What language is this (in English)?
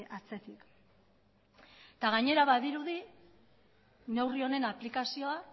Basque